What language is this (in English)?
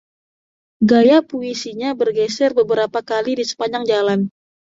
Indonesian